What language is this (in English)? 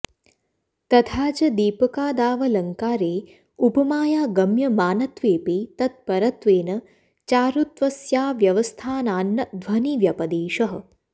Sanskrit